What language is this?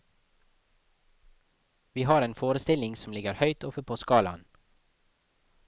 Norwegian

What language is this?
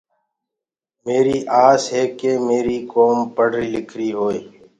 Gurgula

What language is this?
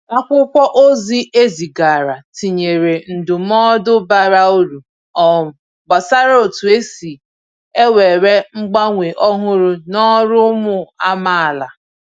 Igbo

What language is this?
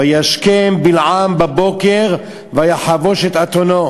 Hebrew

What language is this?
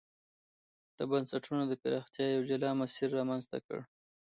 Pashto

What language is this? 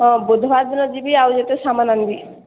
Odia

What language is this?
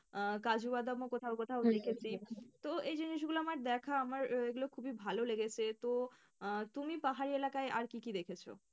Bangla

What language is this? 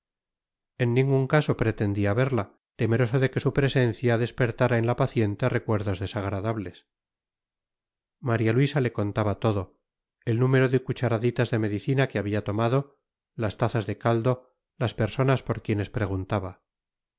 Spanish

